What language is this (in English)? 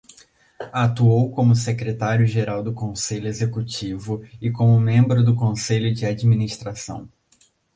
Portuguese